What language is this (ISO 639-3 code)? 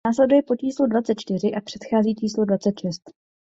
ces